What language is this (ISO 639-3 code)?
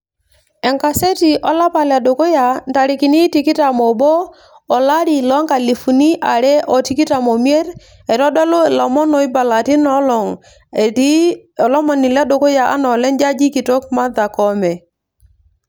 mas